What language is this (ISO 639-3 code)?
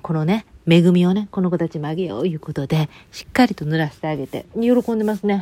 jpn